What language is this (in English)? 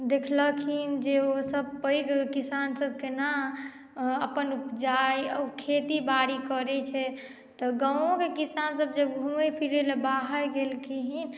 Maithili